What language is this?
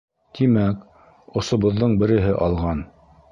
Bashkir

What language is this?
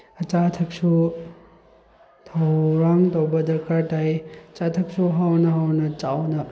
Manipuri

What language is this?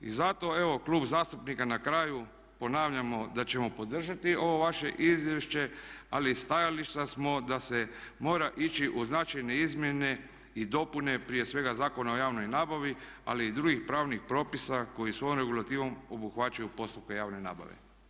Croatian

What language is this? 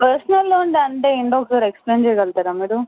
Telugu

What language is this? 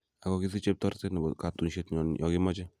Kalenjin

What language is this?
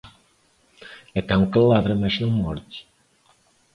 Portuguese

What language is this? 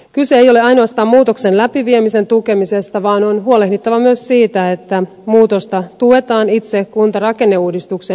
Finnish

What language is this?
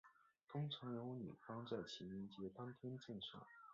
Chinese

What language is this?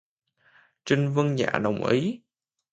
Vietnamese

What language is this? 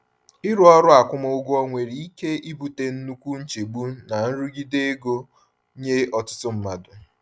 Igbo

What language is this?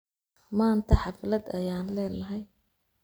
Somali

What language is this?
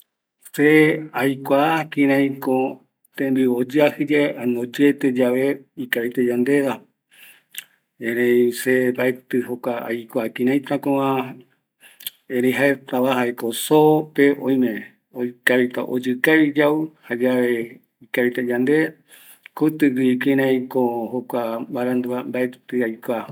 Eastern Bolivian Guaraní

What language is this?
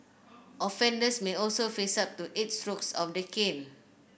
English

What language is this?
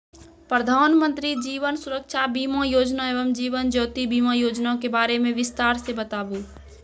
Maithili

